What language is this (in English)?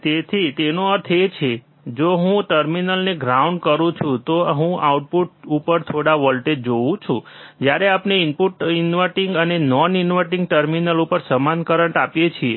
Gujarati